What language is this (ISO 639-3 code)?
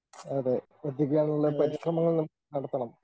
mal